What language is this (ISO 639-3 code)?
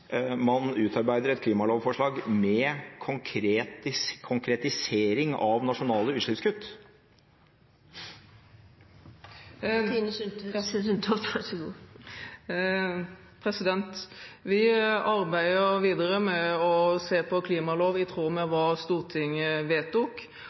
nob